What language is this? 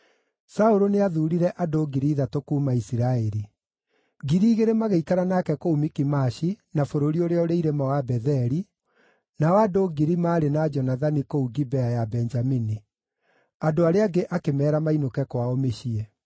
Kikuyu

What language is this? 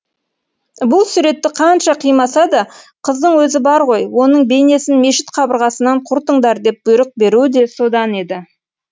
Kazakh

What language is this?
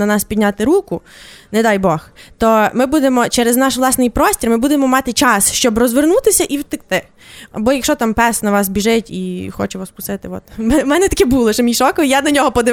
Ukrainian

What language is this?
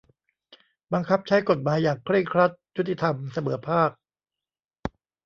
Thai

